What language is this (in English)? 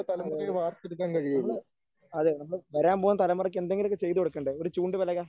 Malayalam